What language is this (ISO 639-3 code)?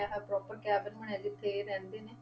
pan